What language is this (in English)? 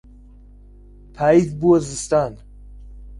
Central Kurdish